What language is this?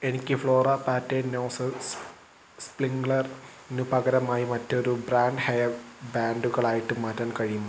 Malayalam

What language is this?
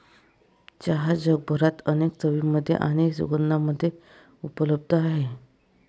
Marathi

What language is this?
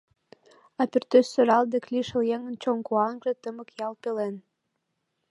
Mari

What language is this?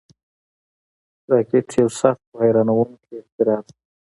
Pashto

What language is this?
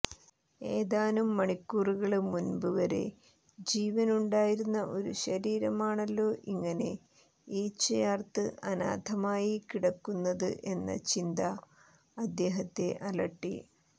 Malayalam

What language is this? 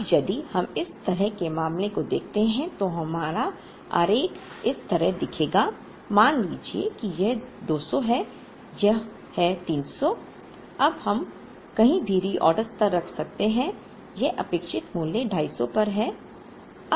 Hindi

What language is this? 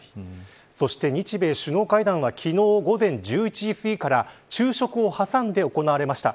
Japanese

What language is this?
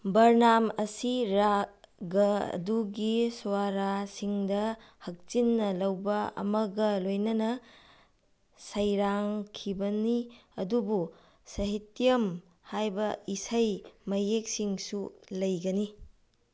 Manipuri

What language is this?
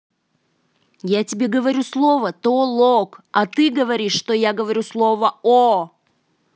Russian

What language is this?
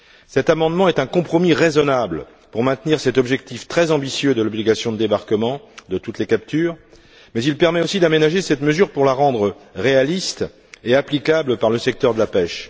French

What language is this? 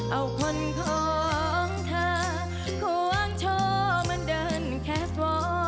Thai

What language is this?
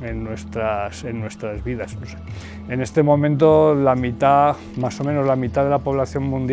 Spanish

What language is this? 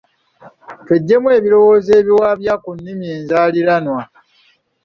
Ganda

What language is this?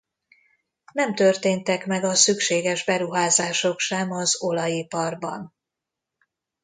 Hungarian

